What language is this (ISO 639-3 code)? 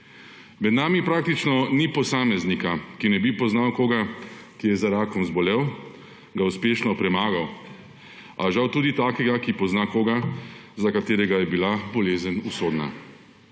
slv